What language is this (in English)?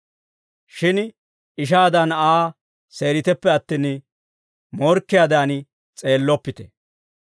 Dawro